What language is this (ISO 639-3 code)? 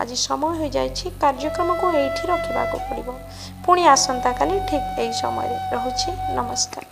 kor